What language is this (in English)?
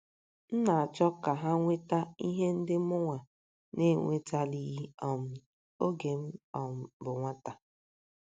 Igbo